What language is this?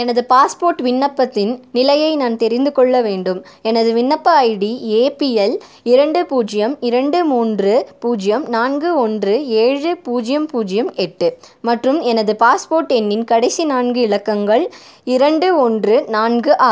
Tamil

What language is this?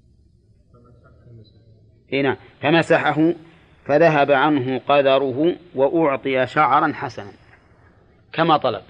Arabic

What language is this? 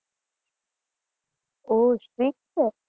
Gujarati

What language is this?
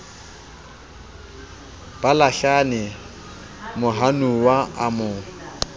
Southern Sotho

